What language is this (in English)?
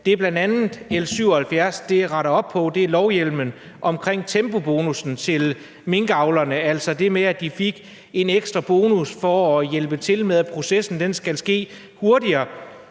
Danish